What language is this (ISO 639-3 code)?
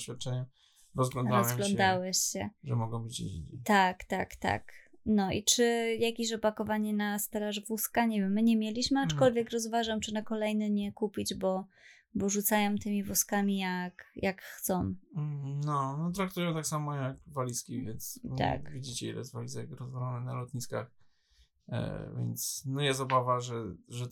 pol